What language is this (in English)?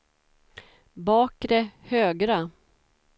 Swedish